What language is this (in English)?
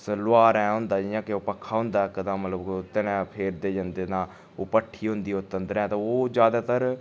Dogri